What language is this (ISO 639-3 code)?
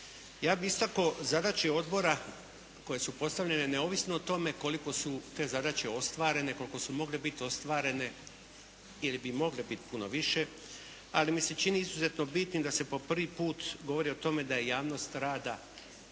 hrv